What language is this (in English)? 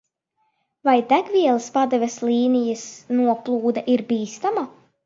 Latvian